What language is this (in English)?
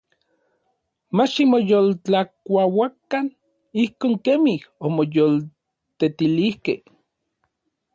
Orizaba Nahuatl